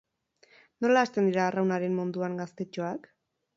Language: Basque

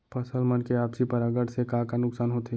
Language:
Chhattisgarhi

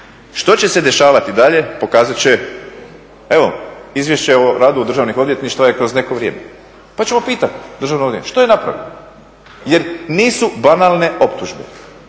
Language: Croatian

